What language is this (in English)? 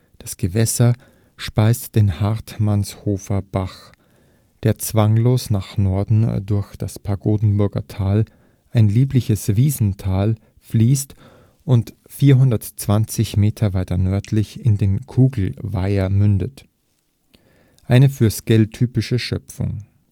German